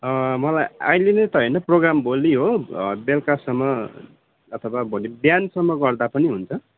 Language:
Nepali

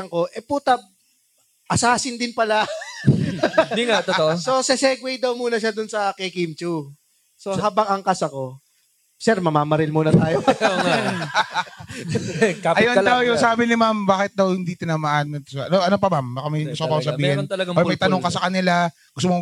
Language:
Filipino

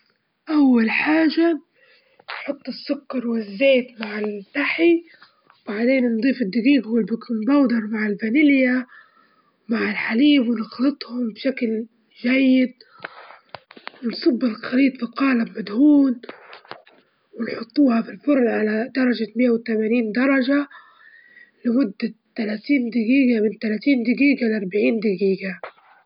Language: Libyan Arabic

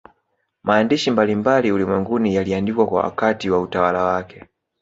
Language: Swahili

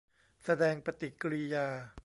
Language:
Thai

